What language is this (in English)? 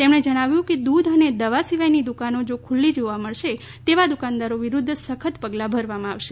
Gujarati